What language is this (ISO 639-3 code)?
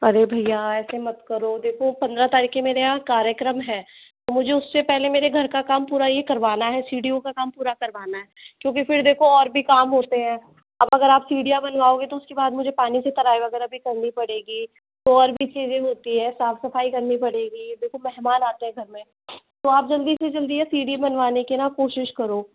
hin